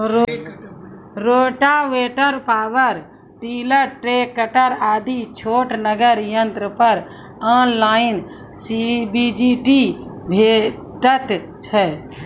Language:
Maithili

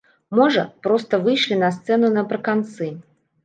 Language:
Belarusian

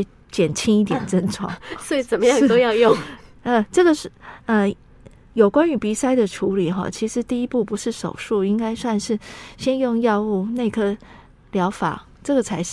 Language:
Chinese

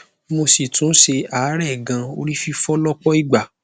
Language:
Yoruba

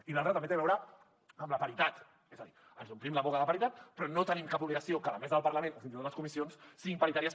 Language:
Catalan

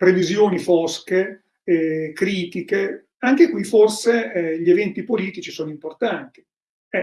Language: Italian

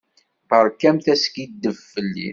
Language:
Kabyle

